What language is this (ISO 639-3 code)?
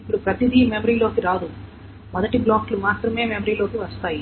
tel